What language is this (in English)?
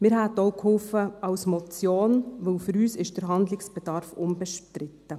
Swiss German